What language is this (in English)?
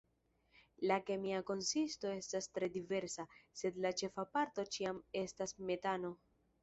Esperanto